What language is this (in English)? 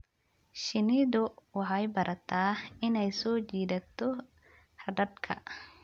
Somali